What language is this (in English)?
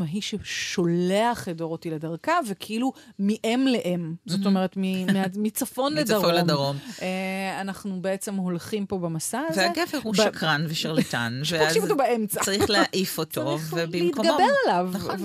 Hebrew